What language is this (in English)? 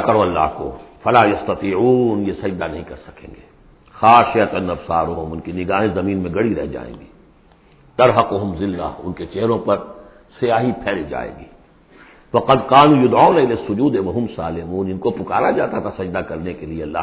Urdu